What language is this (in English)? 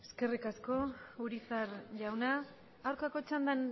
Basque